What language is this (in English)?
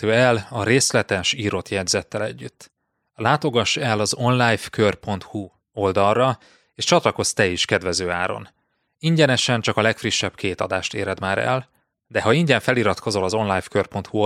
Hungarian